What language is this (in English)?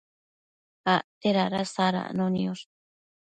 Matsés